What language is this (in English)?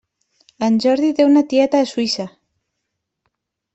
Catalan